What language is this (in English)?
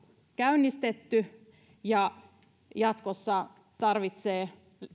Finnish